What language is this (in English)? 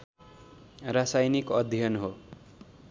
Nepali